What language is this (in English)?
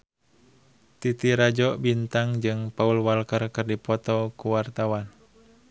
Sundanese